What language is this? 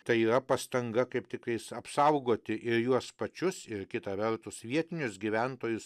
Lithuanian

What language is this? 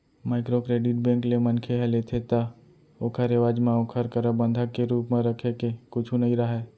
Chhattisgarhi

